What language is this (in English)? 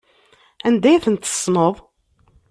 Kabyle